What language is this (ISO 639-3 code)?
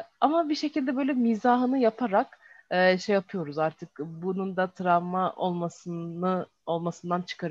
tur